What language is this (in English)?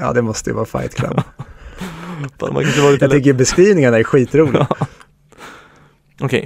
Swedish